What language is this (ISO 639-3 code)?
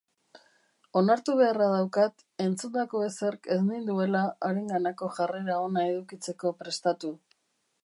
eus